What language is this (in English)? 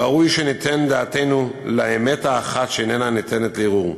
Hebrew